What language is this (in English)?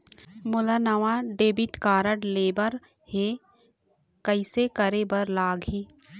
Chhattisgarhi